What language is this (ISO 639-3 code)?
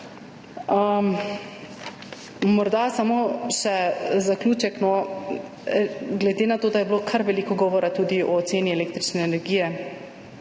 slv